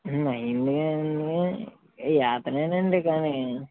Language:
Telugu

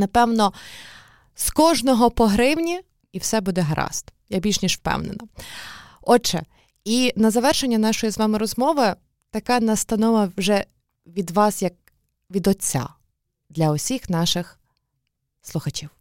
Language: Ukrainian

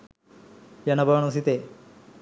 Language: Sinhala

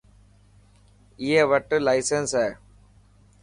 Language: Dhatki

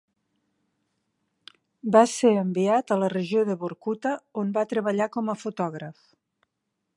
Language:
Catalan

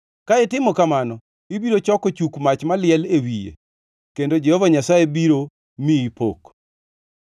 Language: Luo (Kenya and Tanzania)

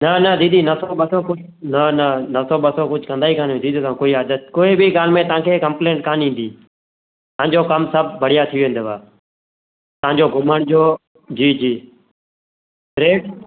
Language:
Sindhi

